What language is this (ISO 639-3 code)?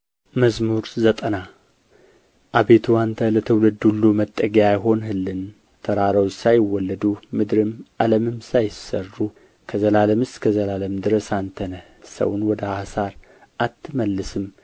amh